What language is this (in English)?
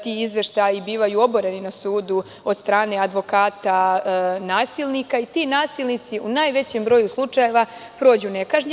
Serbian